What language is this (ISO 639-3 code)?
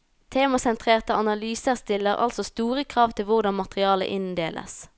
nor